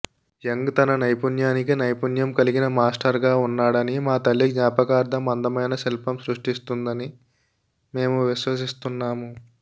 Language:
Telugu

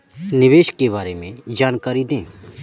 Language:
Hindi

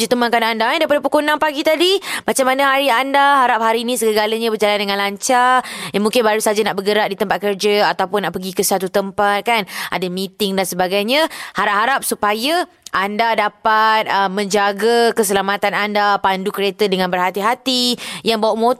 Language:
Malay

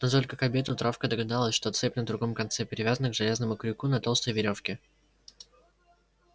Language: Russian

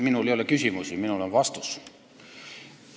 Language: Estonian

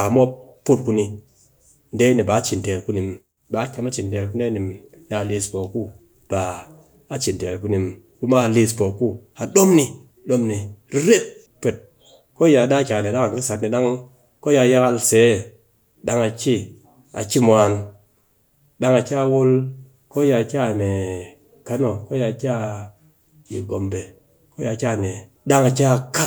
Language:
Cakfem-Mushere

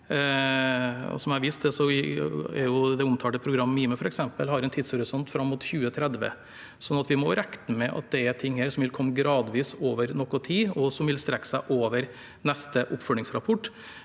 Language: Norwegian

